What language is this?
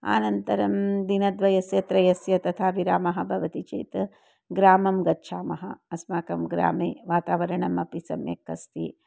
Sanskrit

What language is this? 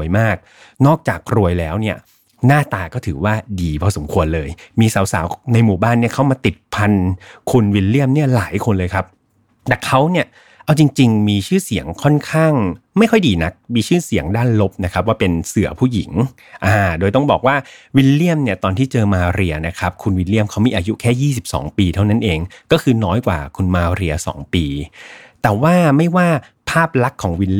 Thai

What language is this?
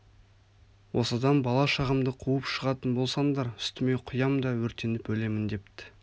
Kazakh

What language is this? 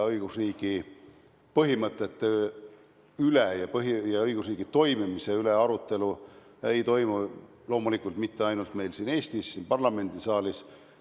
Estonian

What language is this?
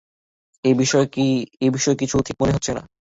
Bangla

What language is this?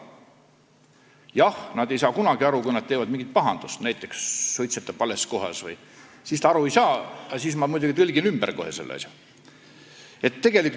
Estonian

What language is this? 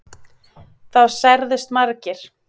Icelandic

